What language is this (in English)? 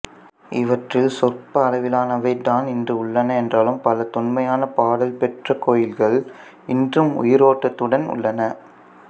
Tamil